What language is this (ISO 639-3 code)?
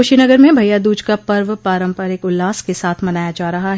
hin